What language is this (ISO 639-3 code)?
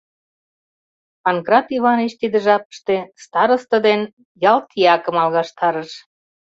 chm